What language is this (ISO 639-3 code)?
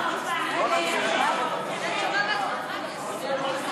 heb